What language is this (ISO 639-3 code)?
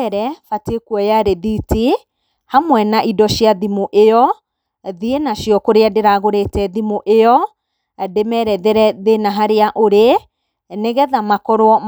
kik